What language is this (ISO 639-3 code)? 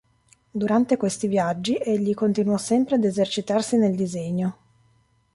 ita